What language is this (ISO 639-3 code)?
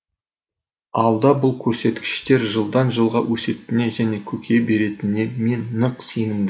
kaz